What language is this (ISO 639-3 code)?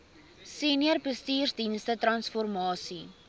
afr